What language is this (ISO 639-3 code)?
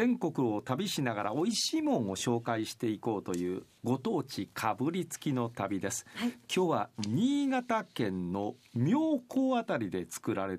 jpn